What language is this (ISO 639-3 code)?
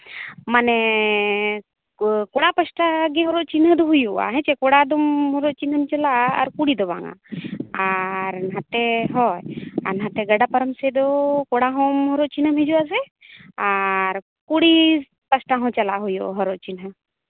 sat